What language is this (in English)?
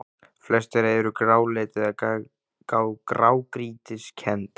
Icelandic